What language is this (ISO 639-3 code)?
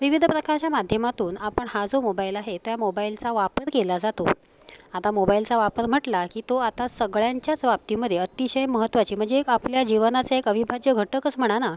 mar